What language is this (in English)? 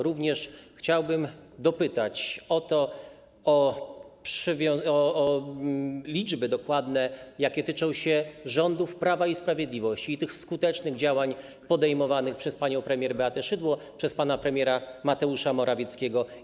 Polish